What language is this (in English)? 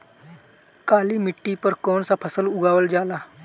Bhojpuri